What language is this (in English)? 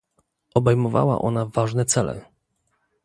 Polish